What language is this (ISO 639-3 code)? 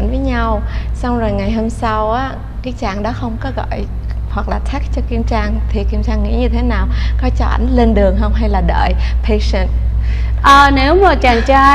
vie